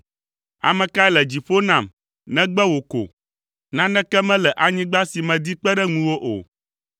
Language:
Ewe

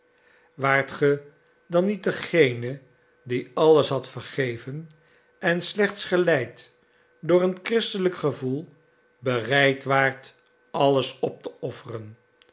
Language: Dutch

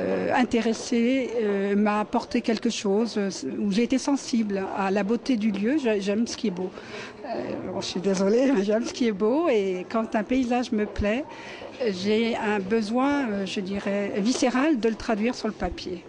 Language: French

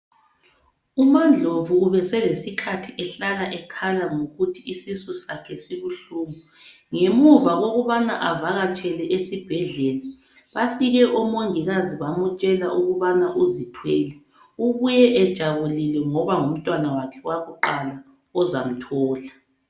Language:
North Ndebele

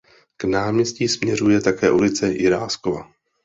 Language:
Czech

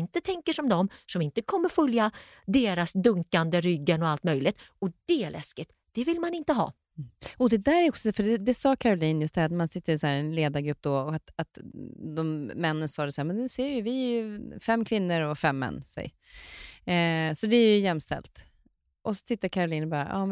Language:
Swedish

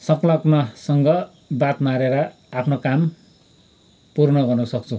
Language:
Nepali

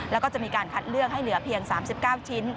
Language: Thai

